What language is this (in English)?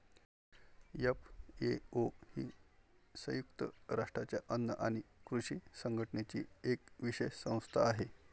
Marathi